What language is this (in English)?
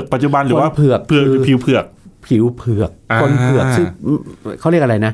Thai